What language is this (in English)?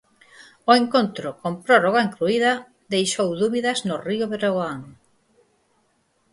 Galician